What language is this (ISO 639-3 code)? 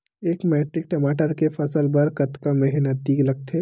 hne